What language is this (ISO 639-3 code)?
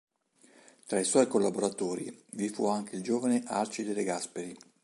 ita